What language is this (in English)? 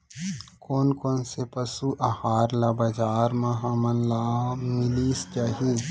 Chhattisgarhi